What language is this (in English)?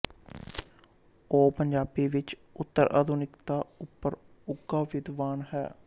Punjabi